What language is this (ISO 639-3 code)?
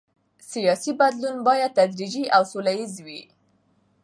pus